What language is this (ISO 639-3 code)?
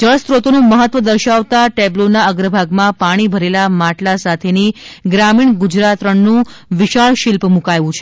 guj